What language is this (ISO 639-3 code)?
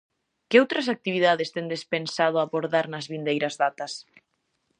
glg